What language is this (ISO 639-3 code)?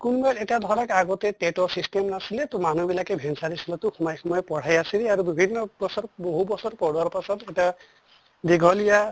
asm